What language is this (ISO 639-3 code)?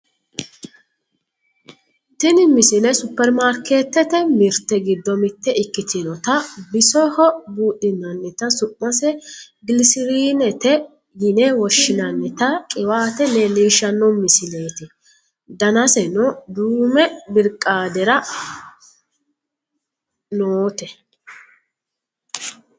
sid